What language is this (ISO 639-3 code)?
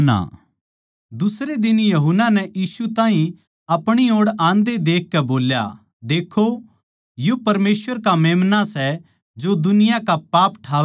bgc